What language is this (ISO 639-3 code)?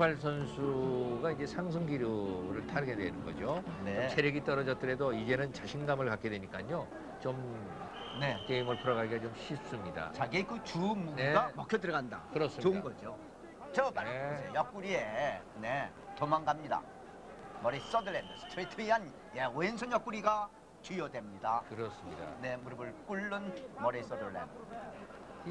kor